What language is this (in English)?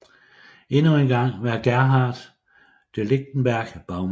Danish